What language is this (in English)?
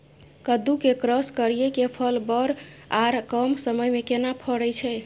Maithili